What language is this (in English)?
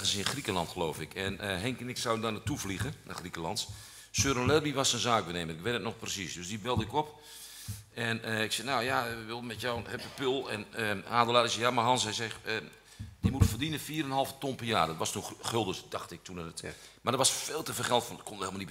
Dutch